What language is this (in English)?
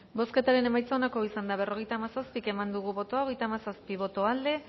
Basque